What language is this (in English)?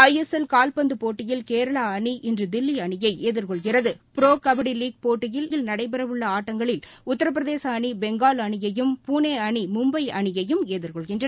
Tamil